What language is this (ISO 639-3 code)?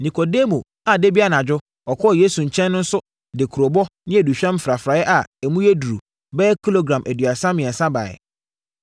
aka